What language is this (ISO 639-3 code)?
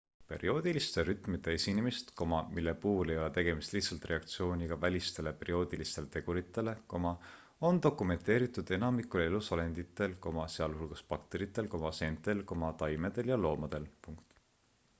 est